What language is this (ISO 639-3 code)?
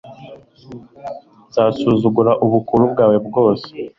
kin